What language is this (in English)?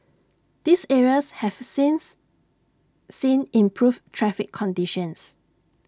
English